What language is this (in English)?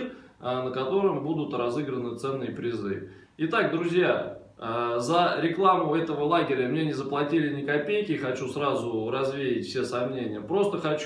Russian